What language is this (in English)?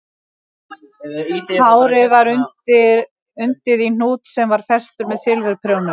Icelandic